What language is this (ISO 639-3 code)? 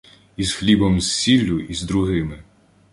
ukr